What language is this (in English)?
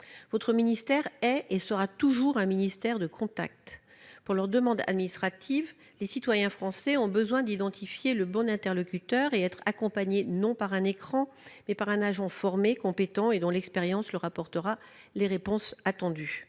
French